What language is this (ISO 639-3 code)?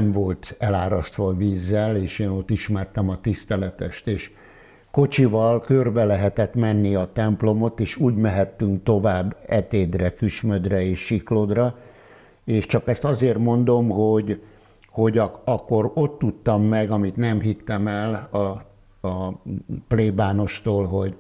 hun